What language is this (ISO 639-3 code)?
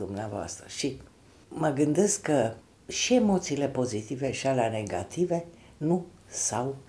ron